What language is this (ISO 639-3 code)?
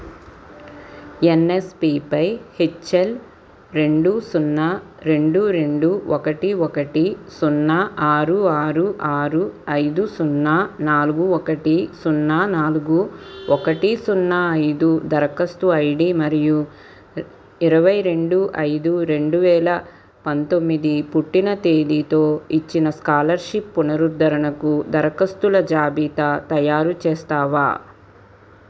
tel